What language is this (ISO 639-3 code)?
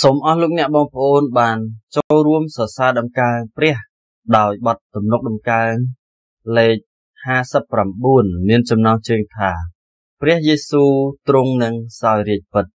tha